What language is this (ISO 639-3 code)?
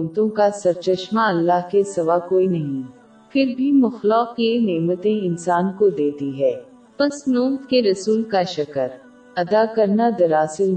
urd